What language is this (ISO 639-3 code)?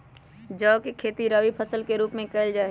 mag